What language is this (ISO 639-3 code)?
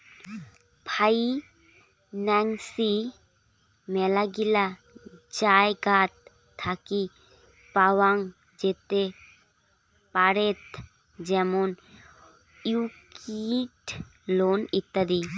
ben